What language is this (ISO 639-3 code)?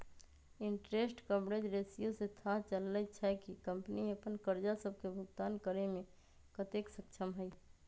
mag